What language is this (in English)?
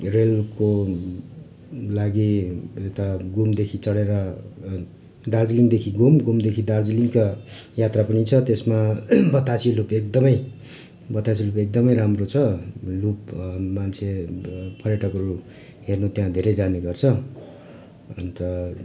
Nepali